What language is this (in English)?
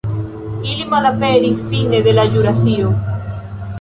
Esperanto